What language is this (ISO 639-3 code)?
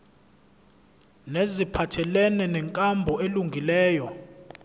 zul